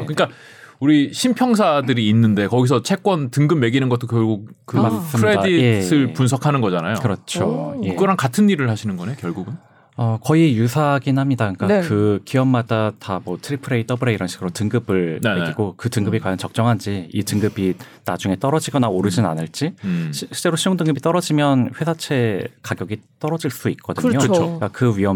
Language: Korean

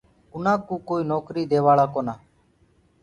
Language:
Gurgula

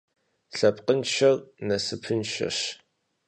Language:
Kabardian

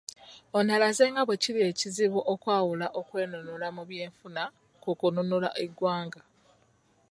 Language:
Ganda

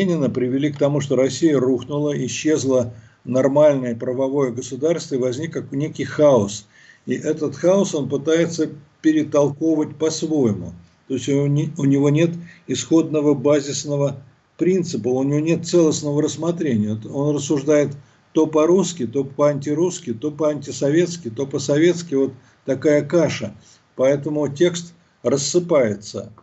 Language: Russian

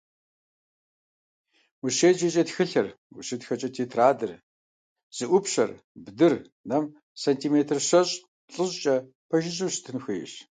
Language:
Kabardian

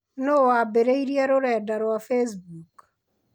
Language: Kikuyu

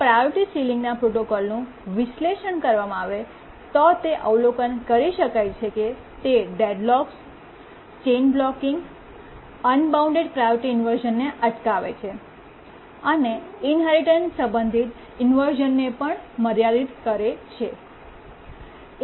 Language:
Gujarati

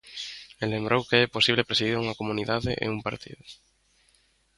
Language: Galician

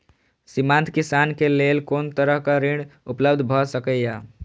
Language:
Maithili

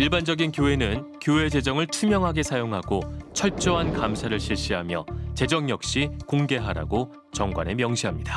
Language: Korean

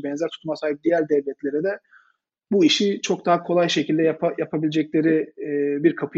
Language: Turkish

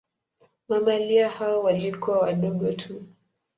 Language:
Swahili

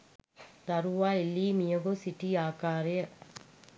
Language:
Sinhala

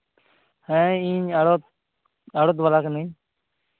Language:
Santali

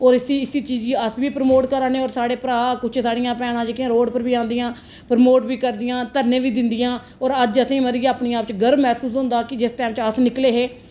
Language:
Dogri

